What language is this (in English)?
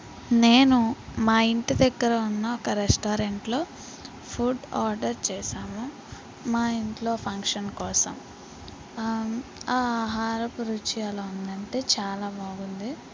Telugu